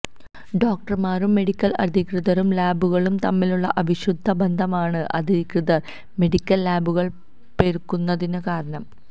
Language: Malayalam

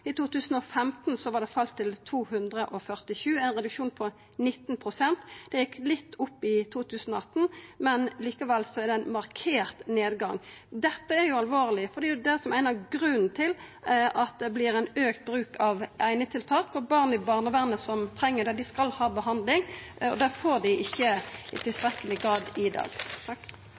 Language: Norwegian Nynorsk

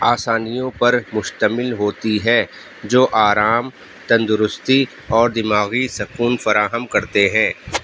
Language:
Urdu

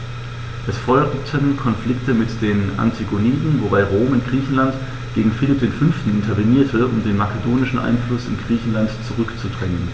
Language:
German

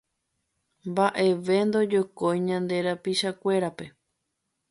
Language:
Guarani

